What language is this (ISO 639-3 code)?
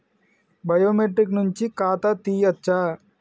tel